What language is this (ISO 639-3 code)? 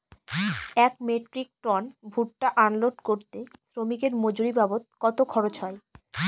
ben